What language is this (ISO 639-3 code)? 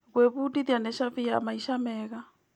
kik